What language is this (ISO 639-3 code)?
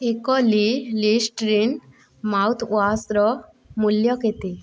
ori